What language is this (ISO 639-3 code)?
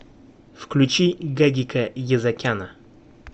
rus